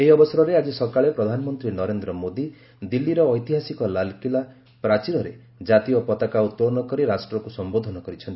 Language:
Odia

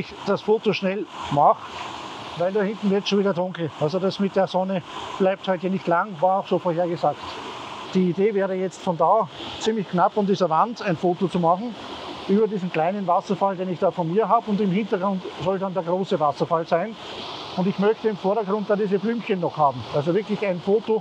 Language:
German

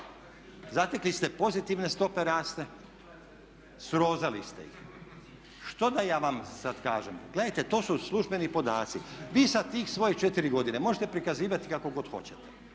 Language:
Croatian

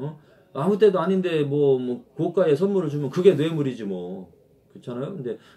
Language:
Korean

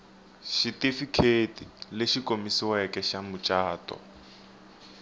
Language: Tsonga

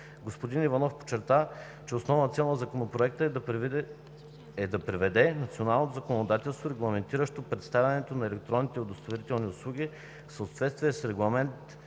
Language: Bulgarian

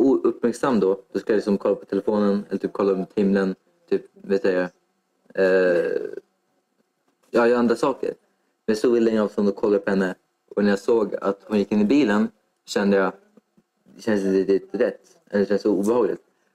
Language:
Swedish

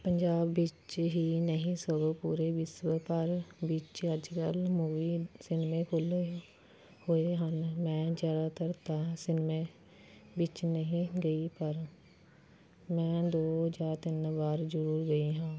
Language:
Punjabi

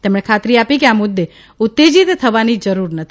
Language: Gujarati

